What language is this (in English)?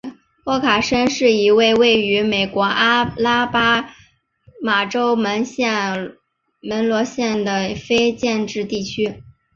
Chinese